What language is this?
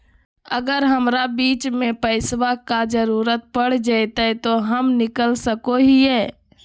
Magahi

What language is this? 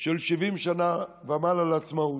Hebrew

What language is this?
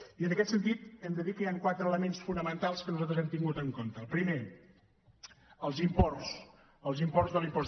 Catalan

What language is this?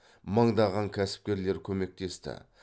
Kazakh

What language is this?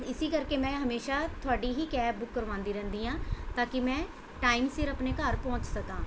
Punjabi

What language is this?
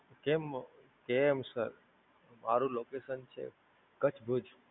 Gujarati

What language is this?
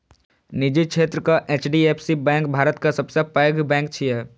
Maithili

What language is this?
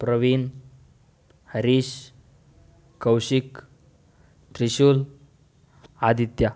Kannada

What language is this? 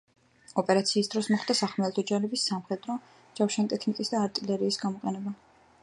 Georgian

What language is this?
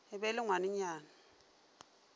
Northern Sotho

